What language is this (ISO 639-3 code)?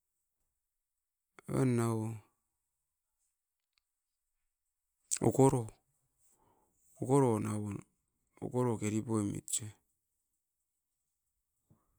eiv